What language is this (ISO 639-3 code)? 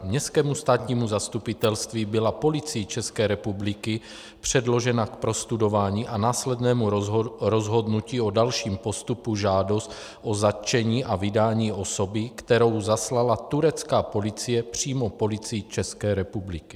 ces